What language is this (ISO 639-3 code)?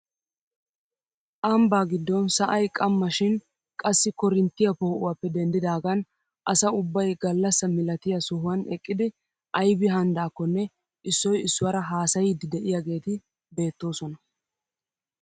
wal